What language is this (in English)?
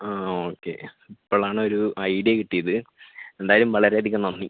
Malayalam